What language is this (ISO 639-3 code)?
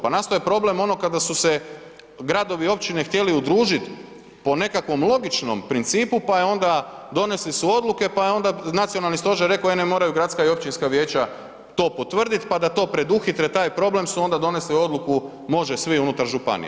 hrv